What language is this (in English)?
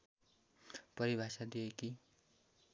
Nepali